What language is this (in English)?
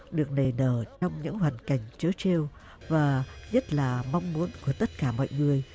Vietnamese